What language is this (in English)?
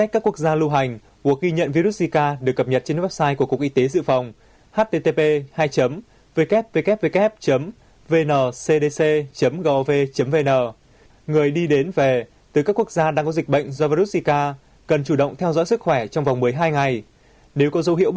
Vietnamese